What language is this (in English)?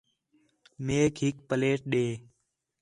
Khetrani